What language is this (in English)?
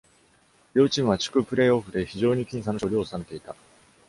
Japanese